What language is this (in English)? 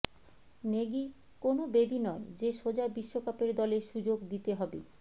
Bangla